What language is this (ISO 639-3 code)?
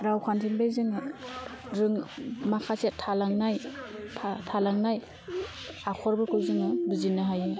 brx